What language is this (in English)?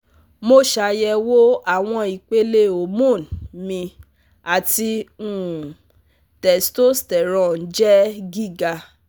Yoruba